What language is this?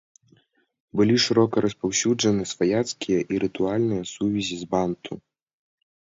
Belarusian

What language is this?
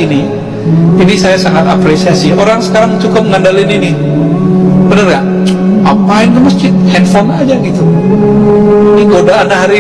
Indonesian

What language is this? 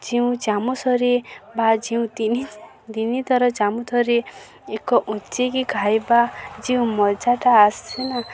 Odia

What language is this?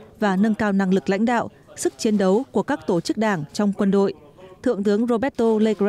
Vietnamese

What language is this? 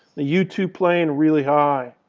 English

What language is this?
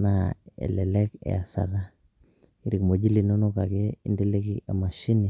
Masai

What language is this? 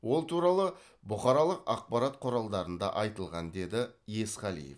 Kazakh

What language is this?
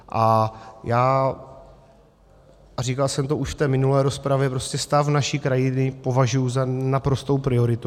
Czech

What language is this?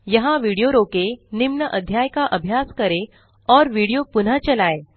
Hindi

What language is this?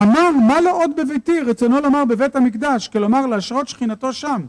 Hebrew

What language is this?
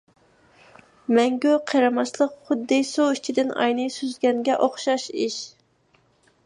Uyghur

